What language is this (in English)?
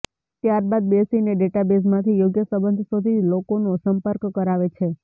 Gujarati